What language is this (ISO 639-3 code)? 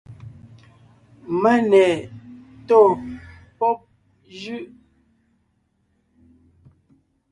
nnh